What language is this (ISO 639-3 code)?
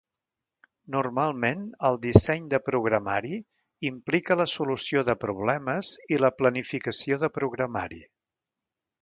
cat